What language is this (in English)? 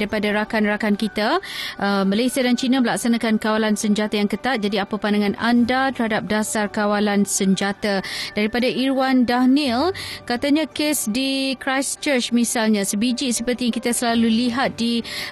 Malay